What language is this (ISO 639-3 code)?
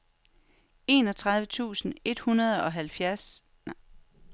dan